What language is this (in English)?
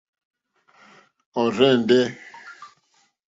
Mokpwe